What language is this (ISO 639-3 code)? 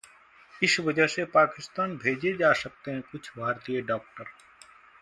hin